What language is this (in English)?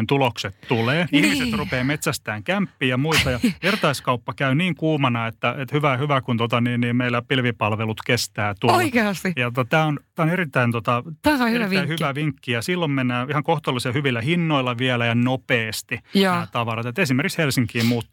Finnish